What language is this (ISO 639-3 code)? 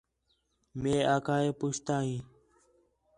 xhe